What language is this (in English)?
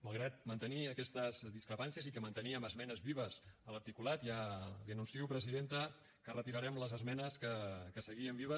Catalan